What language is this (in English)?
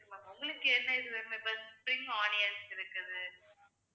Tamil